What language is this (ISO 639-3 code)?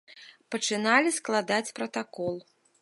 bel